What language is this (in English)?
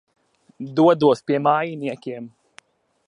Latvian